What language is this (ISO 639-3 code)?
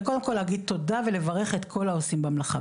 heb